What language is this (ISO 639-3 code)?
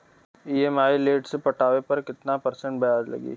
bho